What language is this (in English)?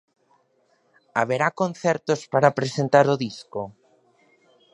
Galician